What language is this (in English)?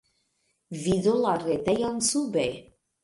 Esperanto